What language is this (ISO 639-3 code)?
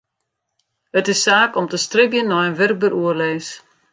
fry